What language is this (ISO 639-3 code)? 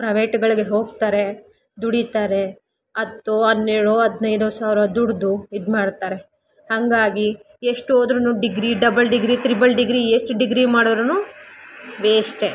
kan